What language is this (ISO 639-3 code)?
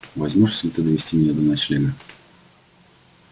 rus